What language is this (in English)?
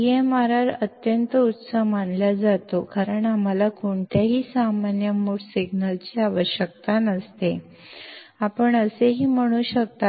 Kannada